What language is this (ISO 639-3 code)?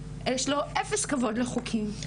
heb